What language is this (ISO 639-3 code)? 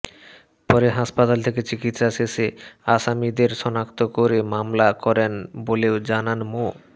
ben